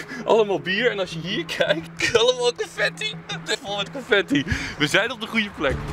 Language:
Dutch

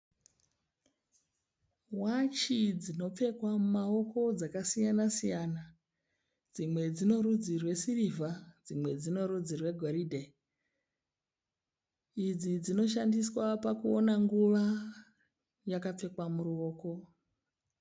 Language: Shona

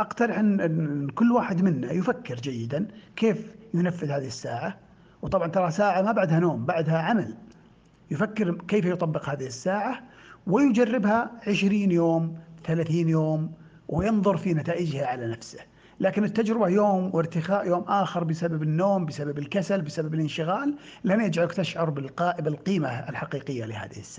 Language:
Arabic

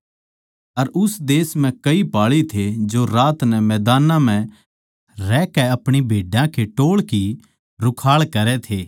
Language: Haryanvi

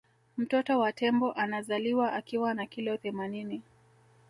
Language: Swahili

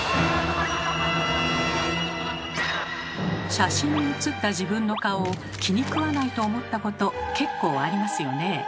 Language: Japanese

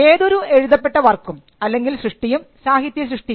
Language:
Malayalam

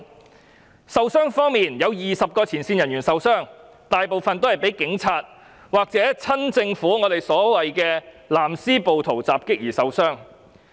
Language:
Cantonese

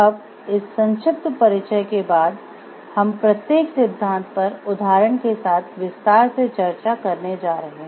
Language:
Hindi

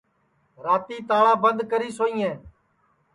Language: Sansi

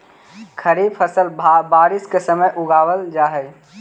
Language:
Magahi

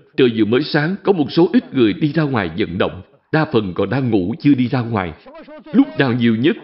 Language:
Vietnamese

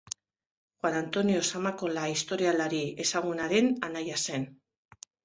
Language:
Basque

